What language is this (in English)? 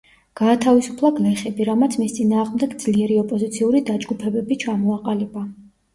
Georgian